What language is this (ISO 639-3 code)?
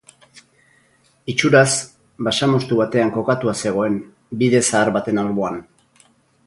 eus